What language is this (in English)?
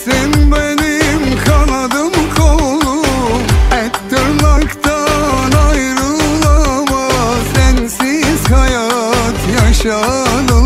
Turkish